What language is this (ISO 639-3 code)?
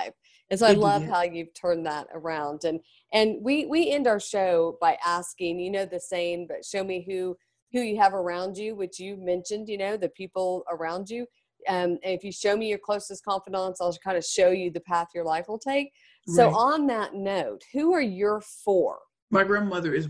eng